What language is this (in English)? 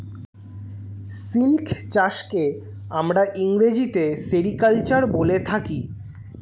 Bangla